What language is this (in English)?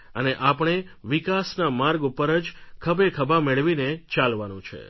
Gujarati